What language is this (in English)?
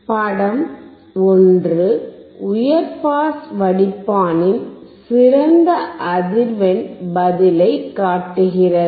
Tamil